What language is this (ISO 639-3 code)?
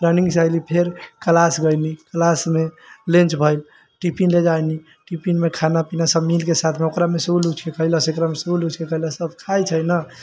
mai